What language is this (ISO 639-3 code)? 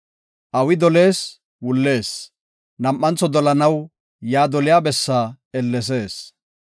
gof